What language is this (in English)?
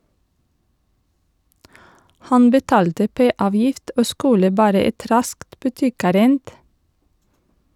Norwegian